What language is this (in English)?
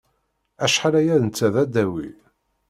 Kabyle